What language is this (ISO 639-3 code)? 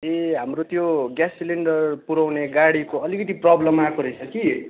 nep